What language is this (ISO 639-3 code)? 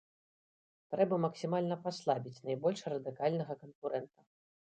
bel